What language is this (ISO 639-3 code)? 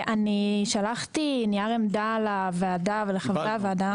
heb